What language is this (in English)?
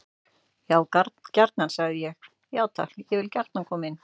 Icelandic